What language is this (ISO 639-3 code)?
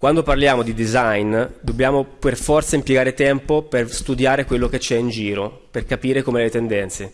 ita